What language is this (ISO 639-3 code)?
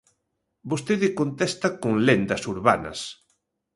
glg